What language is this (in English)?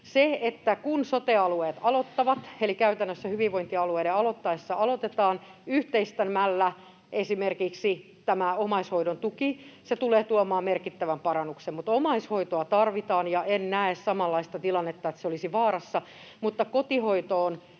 Finnish